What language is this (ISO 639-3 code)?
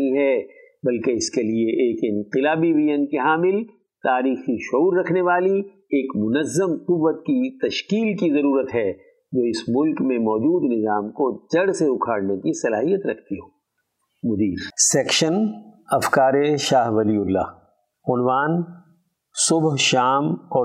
urd